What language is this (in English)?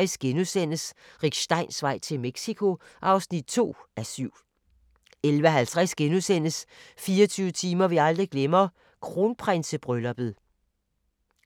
Danish